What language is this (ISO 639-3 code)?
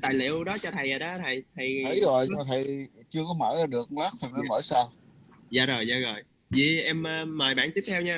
vie